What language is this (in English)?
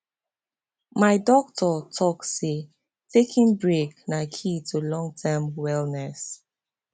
Nigerian Pidgin